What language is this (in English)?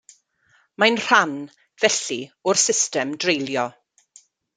Welsh